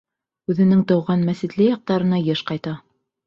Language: Bashkir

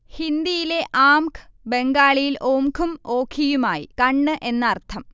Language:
Malayalam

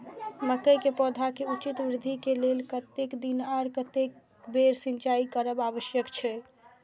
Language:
Maithili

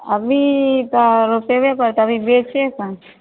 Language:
Maithili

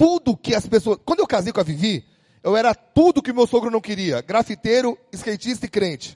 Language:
Portuguese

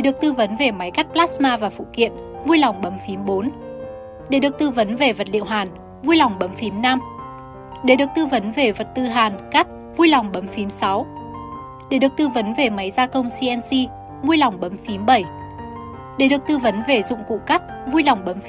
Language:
Vietnamese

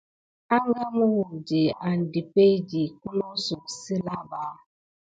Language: Gidar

